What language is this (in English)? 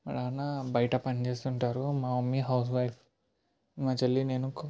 Telugu